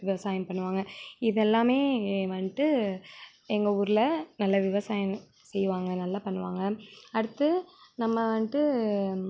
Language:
Tamil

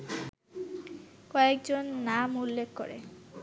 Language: Bangla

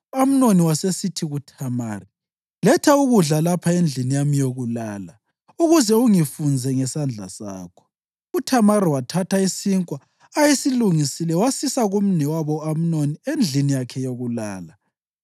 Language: North Ndebele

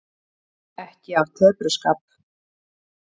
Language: Icelandic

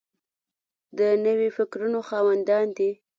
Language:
Pashto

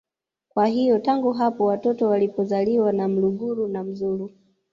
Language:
Swahili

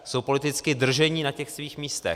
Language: Czech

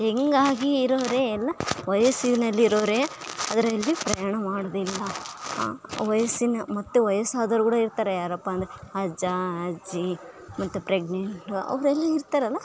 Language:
Kannada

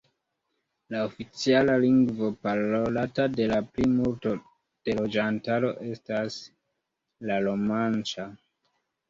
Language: Esperanto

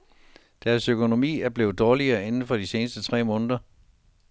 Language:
Danish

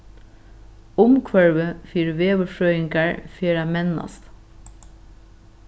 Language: Faroese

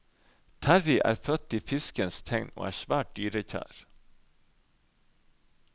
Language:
Norwegian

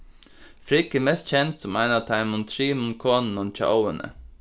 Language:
Faroese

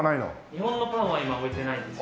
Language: Japanese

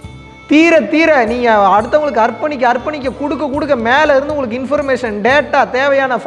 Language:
Tamil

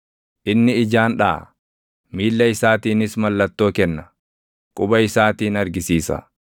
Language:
Oromo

